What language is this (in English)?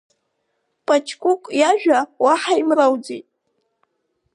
Abkhazian